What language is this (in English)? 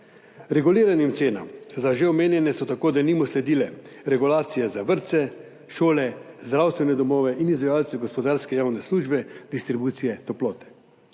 Slovenian